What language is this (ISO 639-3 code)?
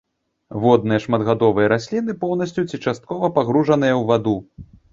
bel